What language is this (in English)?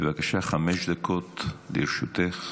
Hebrew